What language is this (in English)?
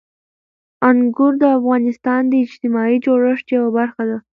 Pashto